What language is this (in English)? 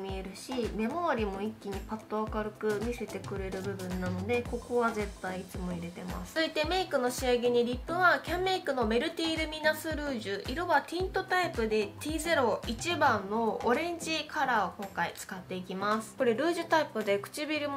Japanese